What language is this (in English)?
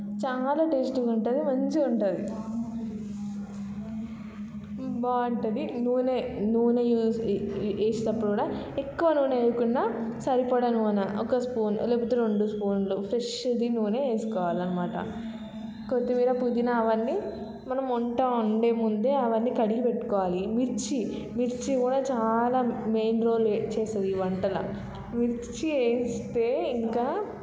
Telugu